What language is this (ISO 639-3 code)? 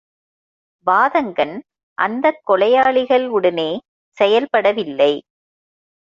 tam